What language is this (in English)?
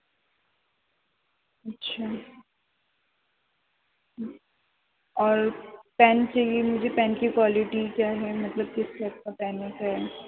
Urdu